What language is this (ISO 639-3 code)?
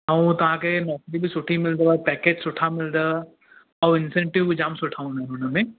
snd